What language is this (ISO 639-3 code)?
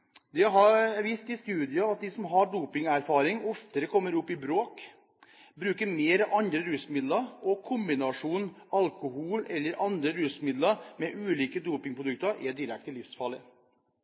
nob